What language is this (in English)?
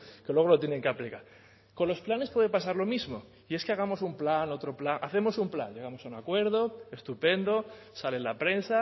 Spanish